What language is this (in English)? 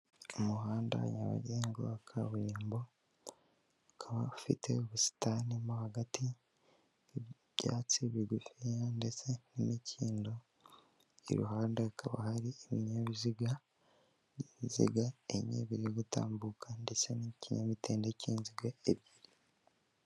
Kinyarwanda